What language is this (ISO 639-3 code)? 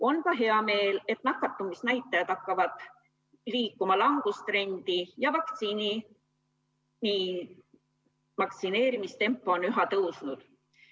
est